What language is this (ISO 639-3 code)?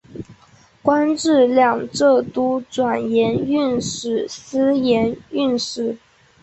zho